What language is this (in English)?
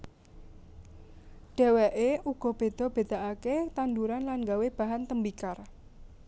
Javanese